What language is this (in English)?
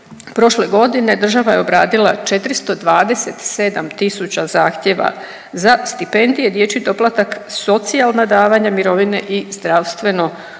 Croatian